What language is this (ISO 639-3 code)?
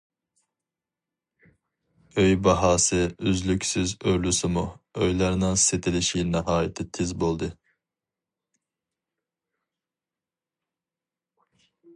uig